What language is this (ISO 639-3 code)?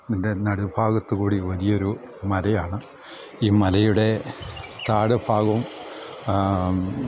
mal